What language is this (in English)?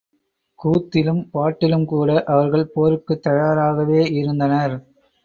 Tamil